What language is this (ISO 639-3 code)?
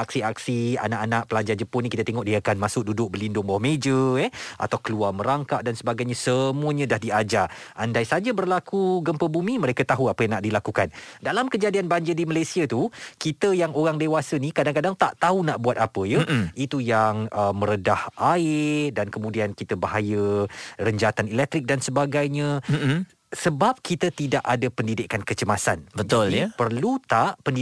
msa